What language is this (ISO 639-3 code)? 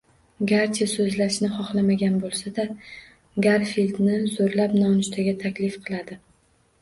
uzb